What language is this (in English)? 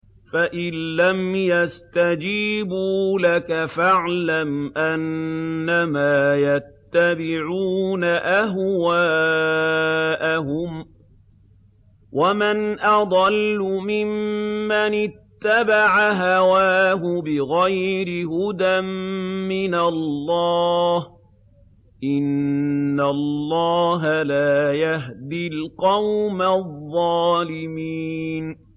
Arabic